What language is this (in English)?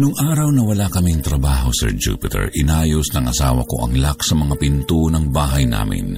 Filipino